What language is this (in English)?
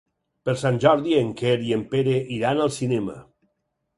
Catalan